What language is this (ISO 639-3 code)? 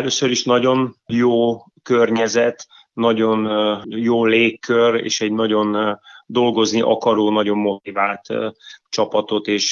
hun